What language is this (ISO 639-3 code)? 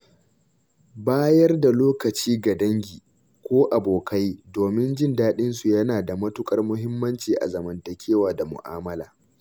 hau